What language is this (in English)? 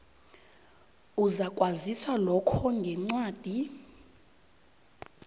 South Ndebele